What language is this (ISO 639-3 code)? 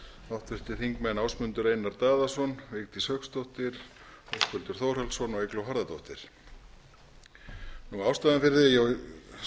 isl